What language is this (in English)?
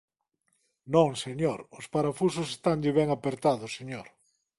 Galician